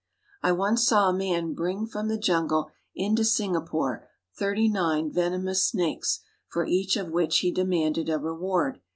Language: English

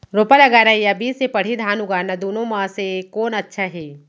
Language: Chhattisgarhi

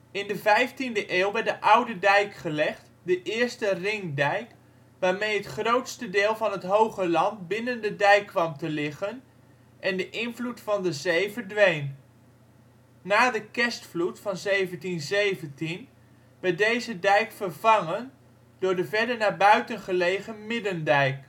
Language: Dutch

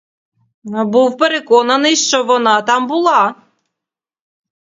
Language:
Ukrainian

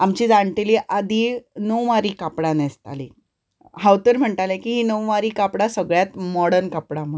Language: Konkani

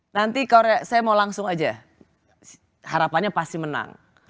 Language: Indonesian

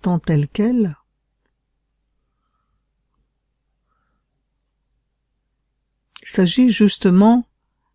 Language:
French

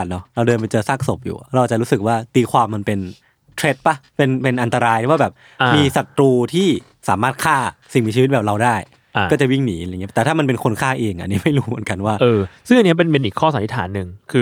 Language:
Thai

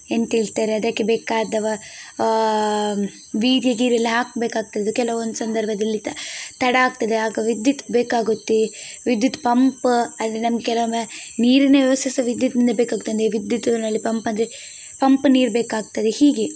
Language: Kannada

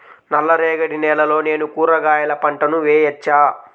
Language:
Telugu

